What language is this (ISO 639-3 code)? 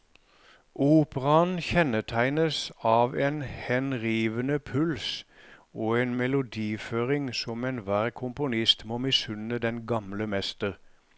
nor